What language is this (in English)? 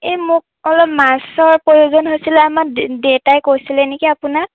Assamese